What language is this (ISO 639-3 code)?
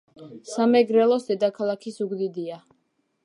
kat